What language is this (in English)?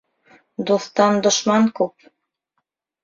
Bashkir